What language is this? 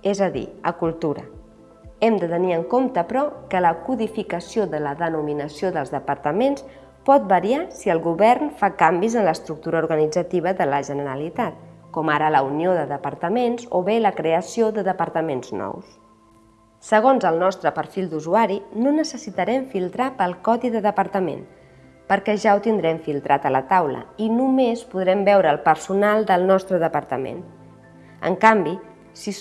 Catalan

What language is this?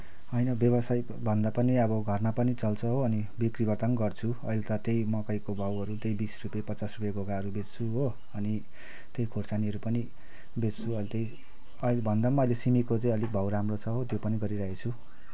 Nepali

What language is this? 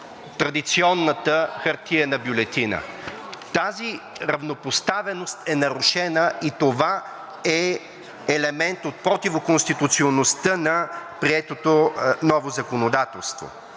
Bulgarian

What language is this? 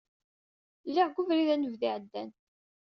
Kabyle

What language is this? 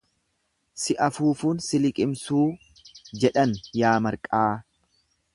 Oromo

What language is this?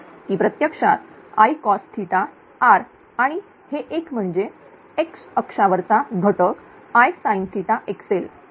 Marathi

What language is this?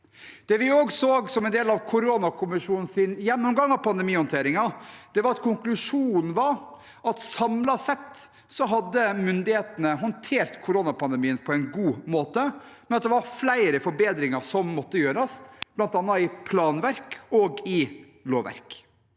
Norwegian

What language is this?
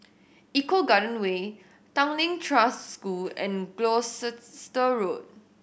English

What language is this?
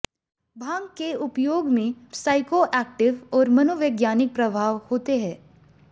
Hindi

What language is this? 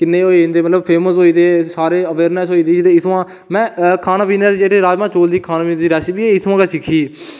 Dogri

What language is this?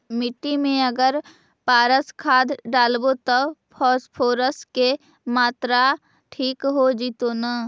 Magahi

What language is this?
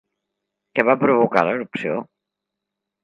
Catalan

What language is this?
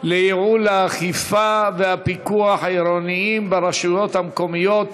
Hebrew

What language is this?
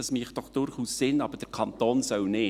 Swiss German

